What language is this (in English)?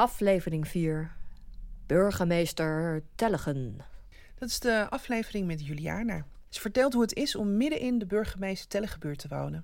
Dutch